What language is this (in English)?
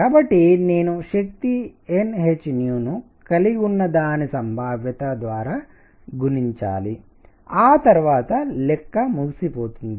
Telugu